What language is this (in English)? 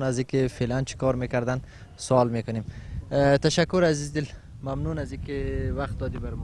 Persian